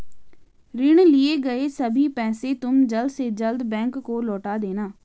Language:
Hindi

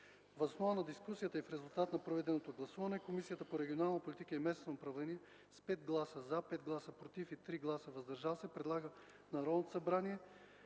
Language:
Bulgarian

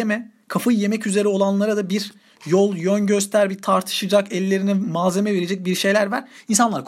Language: Turkish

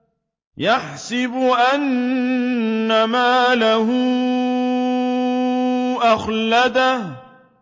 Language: Arabic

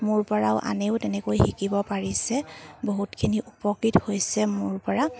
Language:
Assamese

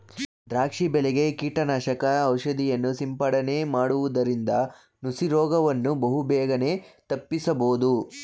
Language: Kannada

